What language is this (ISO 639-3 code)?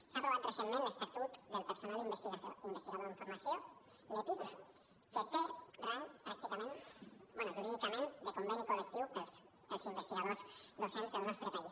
cat